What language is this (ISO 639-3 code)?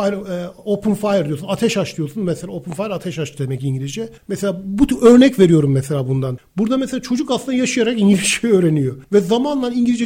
tur